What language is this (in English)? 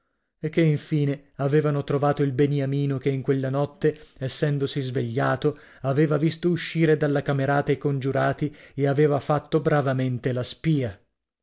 Italian